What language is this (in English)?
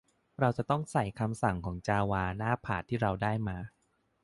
Thai